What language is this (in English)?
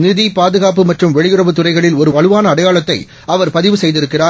Tamil